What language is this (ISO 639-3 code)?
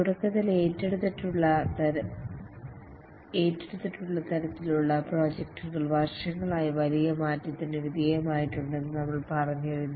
mal